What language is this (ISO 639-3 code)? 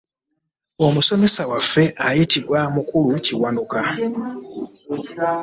lug